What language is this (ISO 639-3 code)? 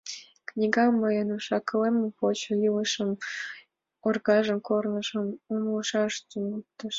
chm